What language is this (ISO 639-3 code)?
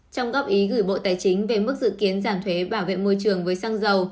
vie